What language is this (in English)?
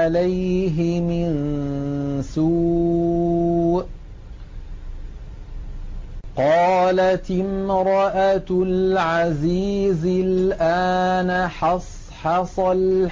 Arabic